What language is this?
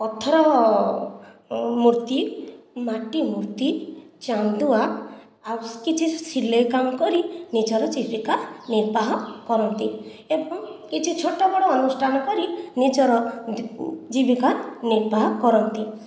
Odia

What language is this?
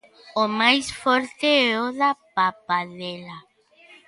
Galician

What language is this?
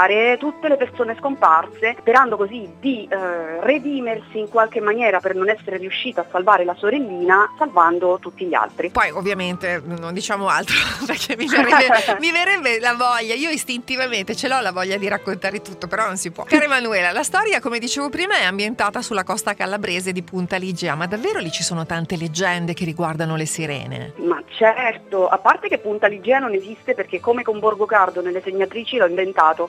Italian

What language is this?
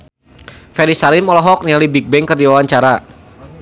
Sundanese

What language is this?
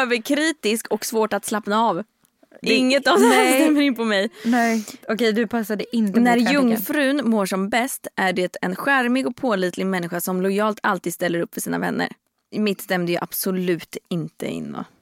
Swedish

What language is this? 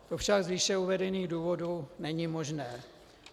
Czech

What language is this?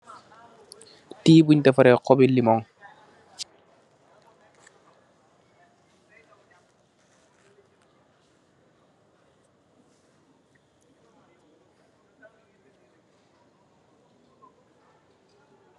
Wolof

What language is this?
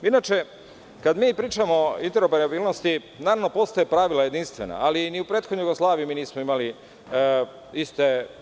Serbian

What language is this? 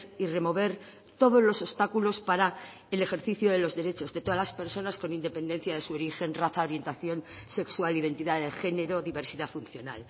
Spanish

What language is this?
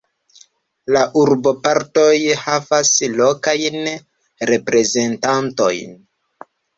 Esperanto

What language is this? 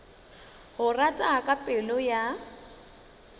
Northern Sotho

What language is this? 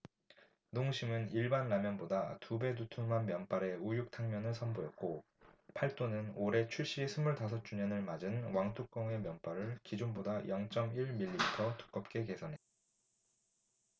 Korean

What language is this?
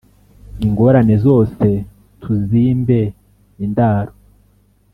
Kinyarwanda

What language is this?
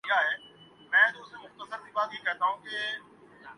Urdu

